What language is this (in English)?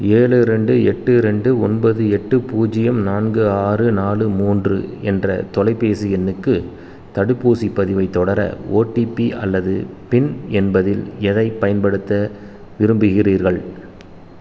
Tamil